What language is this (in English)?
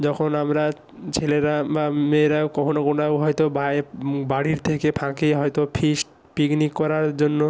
Bangla